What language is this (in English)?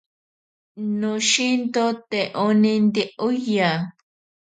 Ashéninka Perené